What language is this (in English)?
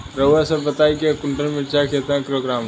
Bhojpuri